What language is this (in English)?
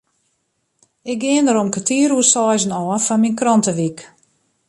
Western Frisian